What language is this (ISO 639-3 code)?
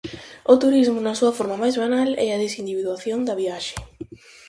glg